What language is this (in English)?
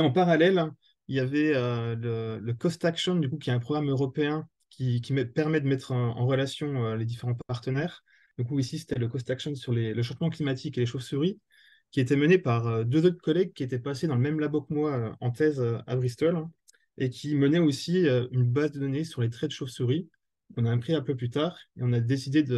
French